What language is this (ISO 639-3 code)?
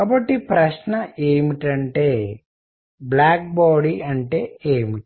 tel